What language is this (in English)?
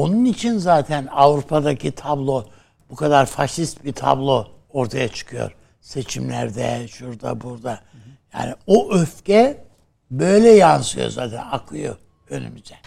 Turkish